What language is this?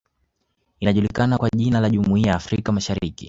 Swahili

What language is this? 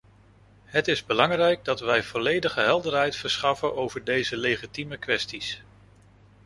Dutch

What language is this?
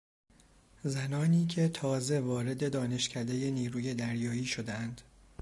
Persian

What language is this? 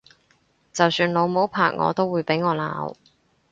Cantonese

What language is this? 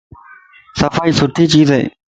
Lasi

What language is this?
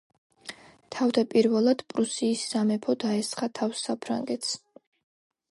Georgian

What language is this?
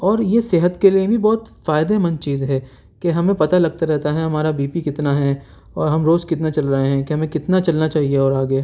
Urdu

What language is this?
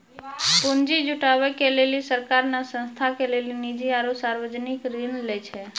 Maithili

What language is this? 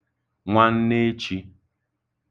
Igbo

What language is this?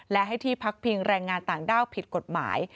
Thai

